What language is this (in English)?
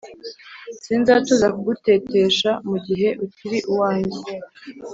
Kinyarwanda